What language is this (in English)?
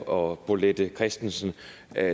Danish